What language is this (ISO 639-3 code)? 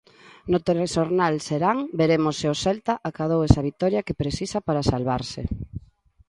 glg